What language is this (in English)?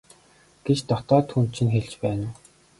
Mongolian